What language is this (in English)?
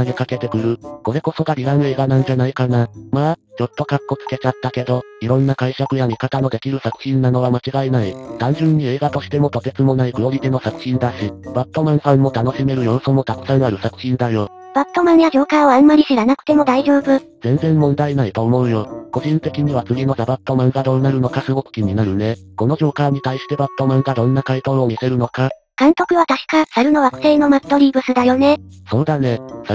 Japanese